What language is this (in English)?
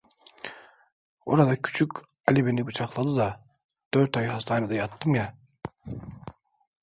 Turkish